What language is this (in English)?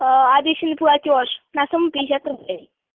Russian